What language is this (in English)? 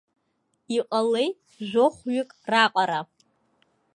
Abkhazian